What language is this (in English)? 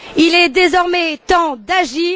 French